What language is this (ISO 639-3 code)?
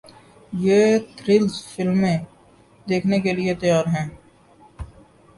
urd